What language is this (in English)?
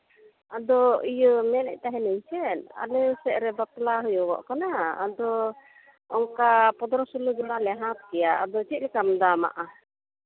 Santali